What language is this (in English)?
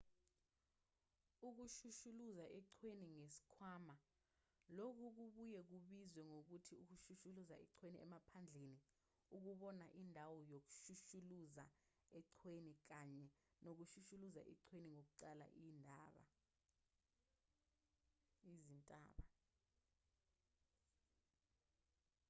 Zulu